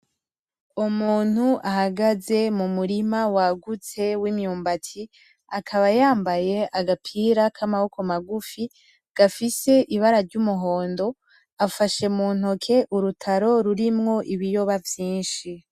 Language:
Rundi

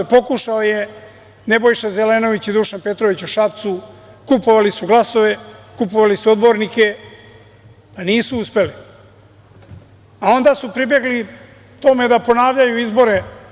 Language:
Serbian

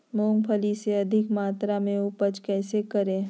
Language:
Magahi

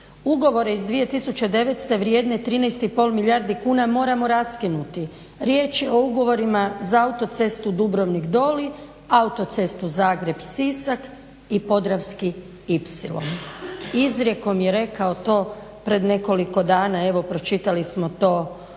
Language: Croatian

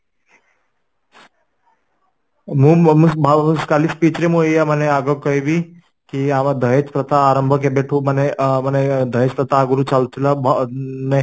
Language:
Odia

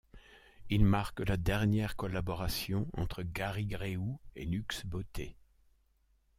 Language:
French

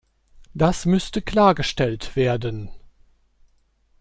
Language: German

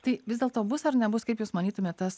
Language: Lithuanian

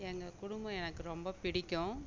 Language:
Tamil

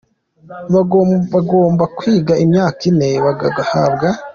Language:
Kinyarwanda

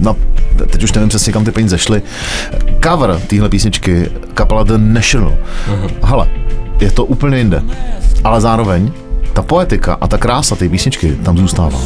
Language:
Czech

